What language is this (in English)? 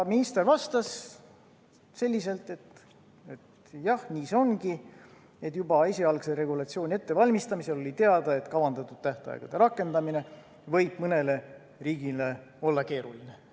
Estonian